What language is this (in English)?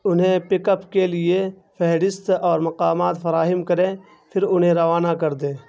Urdu